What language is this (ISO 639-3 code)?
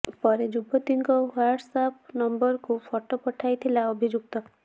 ori